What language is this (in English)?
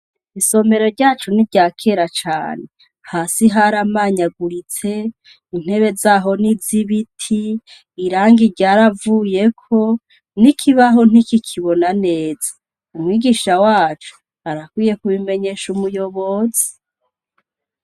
Rundi